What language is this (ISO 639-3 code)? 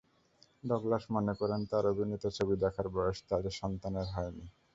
ben